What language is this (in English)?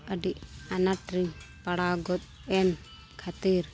Santali